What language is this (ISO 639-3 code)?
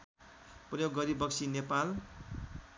nep